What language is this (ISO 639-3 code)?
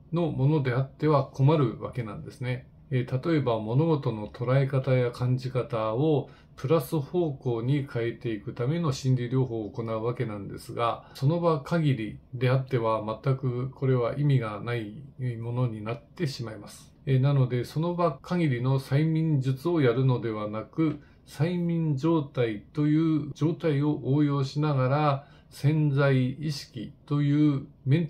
jpn